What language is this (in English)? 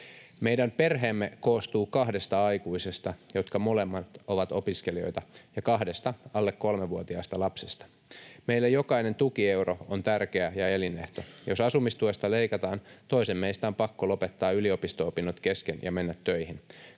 Finnish